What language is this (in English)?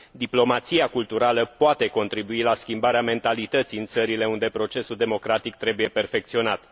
Romanian